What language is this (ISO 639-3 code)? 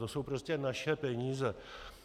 ces